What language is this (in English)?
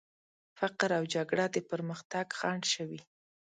Pashto